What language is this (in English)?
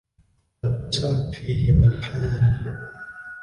Arabic